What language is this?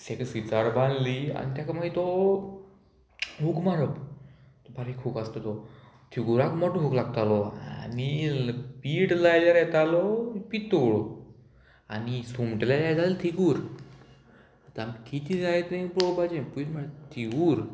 Konkani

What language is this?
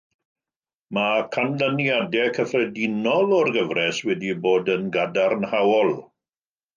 Welsh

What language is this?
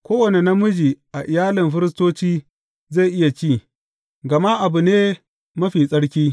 Hausa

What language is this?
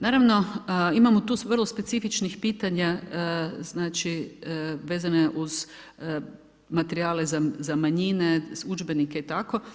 Croatian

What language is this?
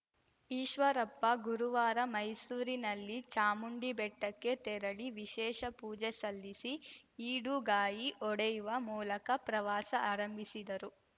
Kannada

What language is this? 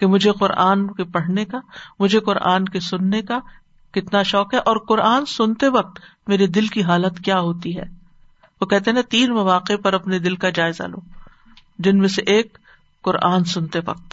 Urdu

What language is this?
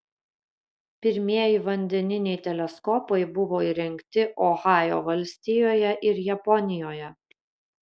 Lithuanian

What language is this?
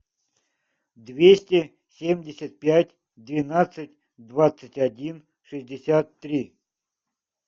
Russian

